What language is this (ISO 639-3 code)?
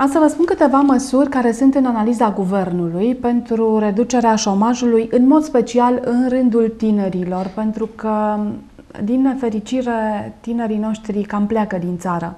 ron